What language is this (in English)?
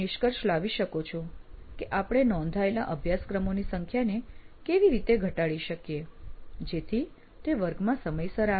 Gujarati